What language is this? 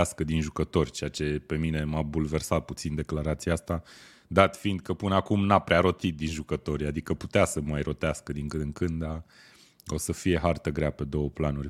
Romanian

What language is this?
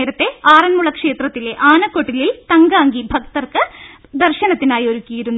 Malayalam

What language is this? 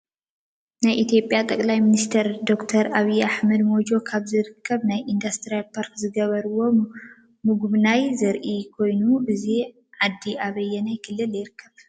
Tigrinya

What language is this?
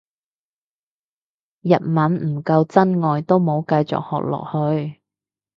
Cantonese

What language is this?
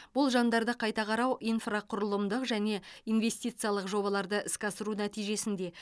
Kazakh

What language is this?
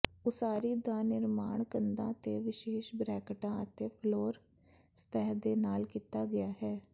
Punjabi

